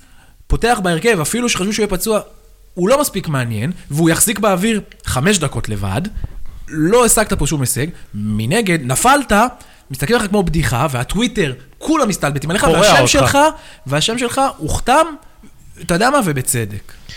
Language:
Hebrew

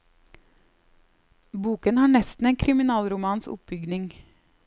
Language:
Norwegian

